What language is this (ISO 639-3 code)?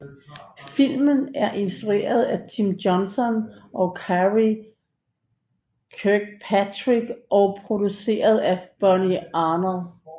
dan